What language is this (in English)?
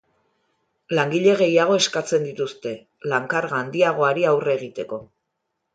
Basque